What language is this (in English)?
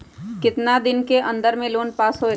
Magahi